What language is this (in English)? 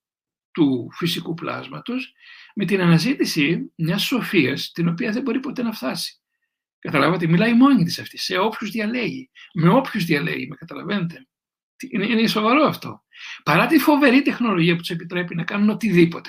Greek